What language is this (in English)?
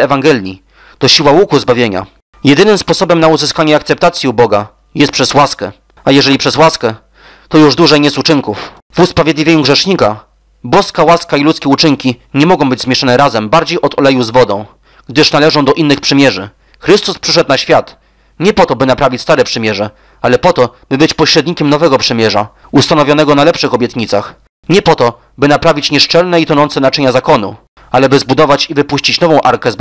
Polish